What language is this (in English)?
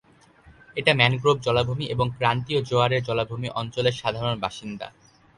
Bangla